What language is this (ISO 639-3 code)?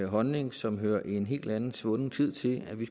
dan